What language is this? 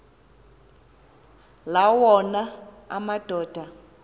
Xhosa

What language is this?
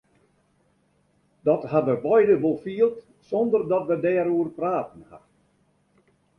Western Frisian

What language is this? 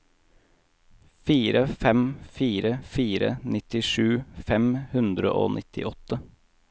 Norwegian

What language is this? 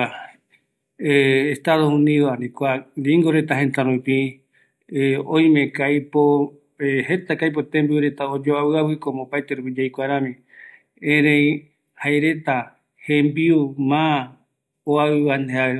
Eastern Bolivian Guaraní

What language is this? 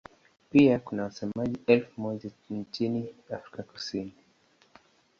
Swahili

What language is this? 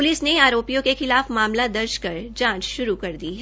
Hindi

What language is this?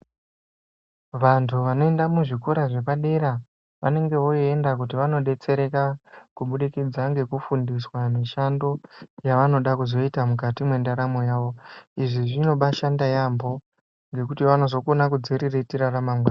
Ndau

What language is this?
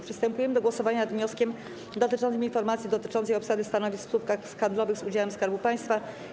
Polish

